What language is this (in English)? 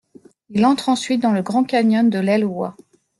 French